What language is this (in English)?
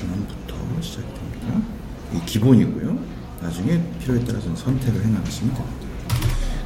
Korean